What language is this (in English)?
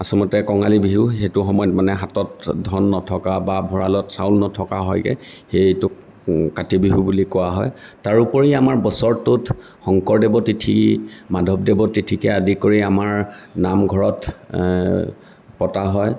Assamese